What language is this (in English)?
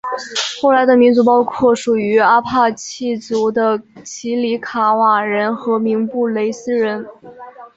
Chinese